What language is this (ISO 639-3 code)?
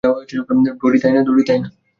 ben